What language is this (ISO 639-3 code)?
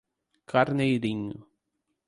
por